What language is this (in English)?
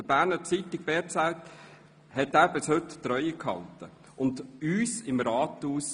Swiss German